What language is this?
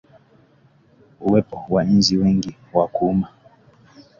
Swahili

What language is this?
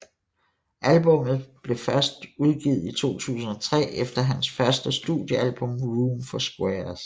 Danish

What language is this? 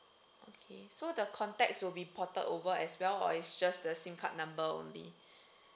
English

